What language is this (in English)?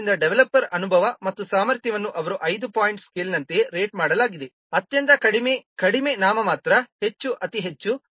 Kannada